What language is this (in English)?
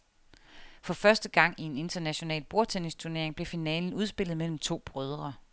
Danish